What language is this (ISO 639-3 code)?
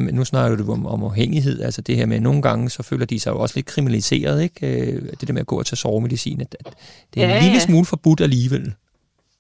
dan